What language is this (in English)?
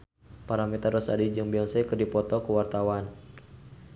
Sundanese